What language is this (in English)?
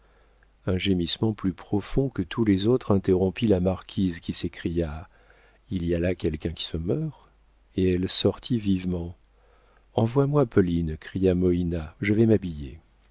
French